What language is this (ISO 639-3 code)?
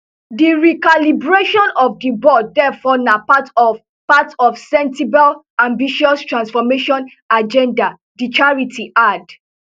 pcm